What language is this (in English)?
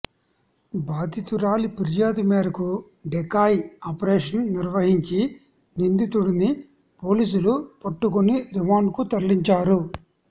Telugu